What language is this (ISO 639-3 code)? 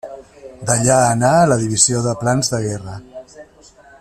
cat